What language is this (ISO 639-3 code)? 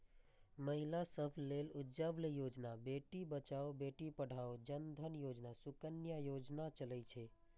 mai